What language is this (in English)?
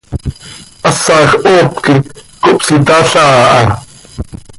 Seri